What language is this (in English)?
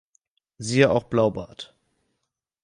German